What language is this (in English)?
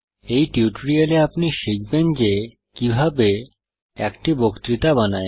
Bangla